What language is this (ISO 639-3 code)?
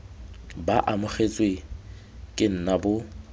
tsn